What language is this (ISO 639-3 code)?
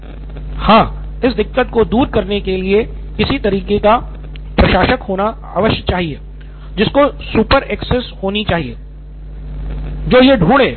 hin